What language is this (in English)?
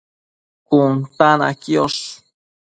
Matsés